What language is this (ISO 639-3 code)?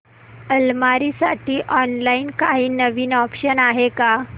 mar